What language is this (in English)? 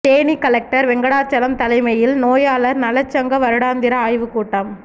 Tamil